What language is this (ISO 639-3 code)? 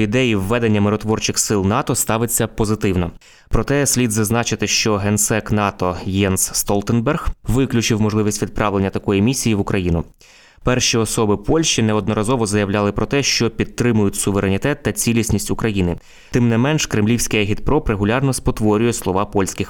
ukr